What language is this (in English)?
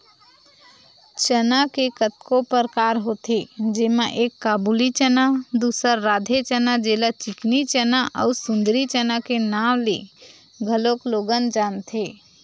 Chhattisgarhi